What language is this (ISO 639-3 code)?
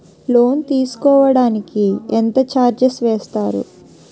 tel